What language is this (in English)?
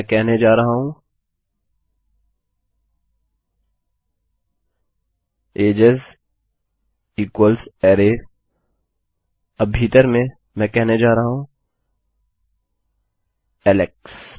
Hindi